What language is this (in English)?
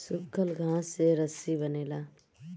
Bhojpuri